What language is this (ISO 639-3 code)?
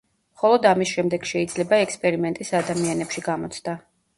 kat